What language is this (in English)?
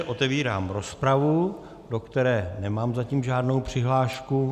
Czech